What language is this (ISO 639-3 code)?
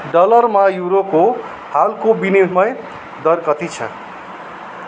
nep